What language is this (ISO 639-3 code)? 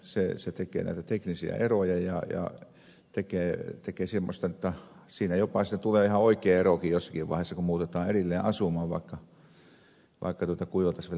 fin